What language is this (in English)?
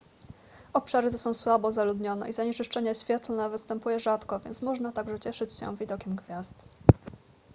Polish